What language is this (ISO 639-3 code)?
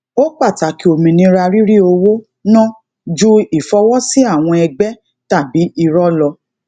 yor